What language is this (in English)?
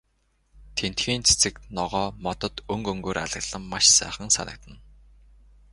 Mongolian